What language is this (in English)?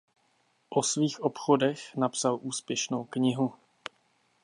Czech